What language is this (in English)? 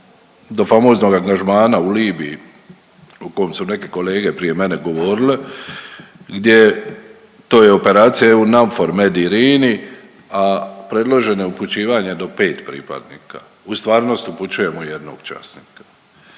Croatian